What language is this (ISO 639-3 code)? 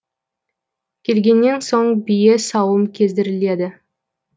kaz